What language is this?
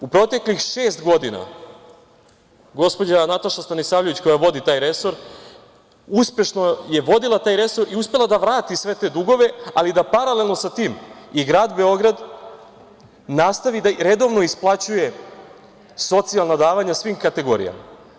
Serbian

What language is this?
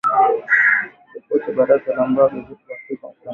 Swahili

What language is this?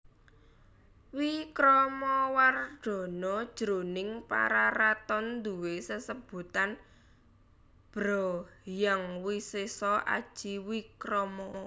Javanese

